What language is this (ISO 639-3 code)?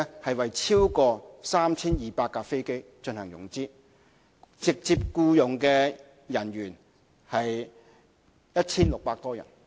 yue